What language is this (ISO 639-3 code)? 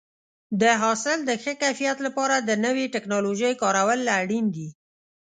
pus